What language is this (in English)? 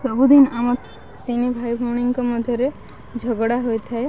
Odia